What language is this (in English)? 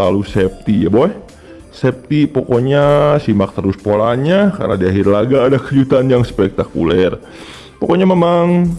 Indonesian